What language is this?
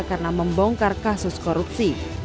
Indonesian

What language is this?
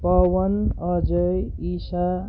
Nepali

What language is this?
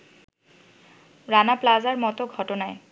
Bangla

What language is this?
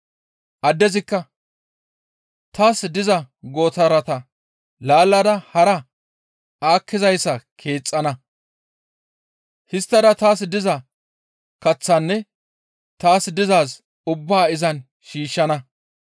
Gamo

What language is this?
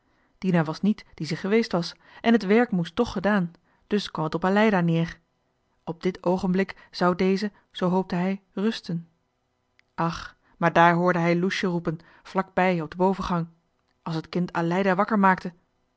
Dutch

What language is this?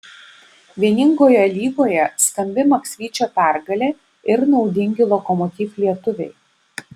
Lithuanian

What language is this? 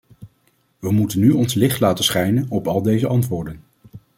Dutch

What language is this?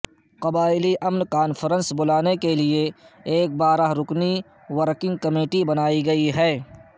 Urdu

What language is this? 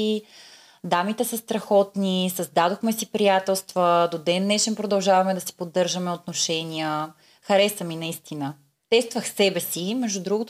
Bulgarian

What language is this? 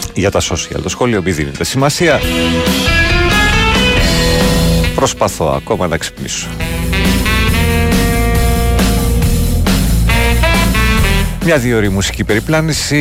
Greek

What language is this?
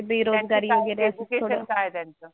Marathi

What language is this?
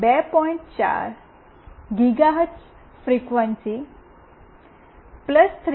Gujarati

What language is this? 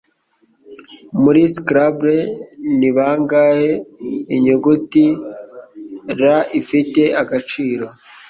Kinyarwanda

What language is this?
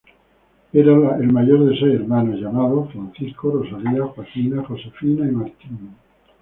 Spanish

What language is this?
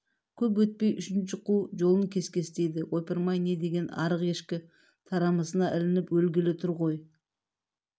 Kazakh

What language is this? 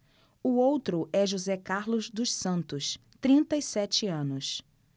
Portuguese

